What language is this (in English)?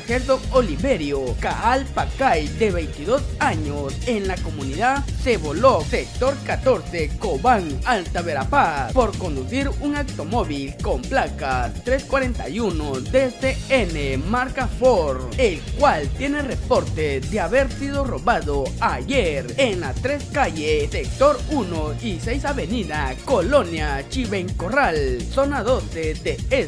Spanish